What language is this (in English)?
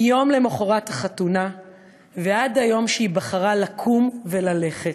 Hebrew